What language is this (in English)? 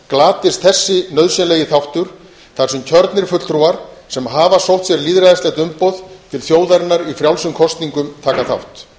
Icelandic